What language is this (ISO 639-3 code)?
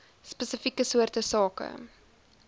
afr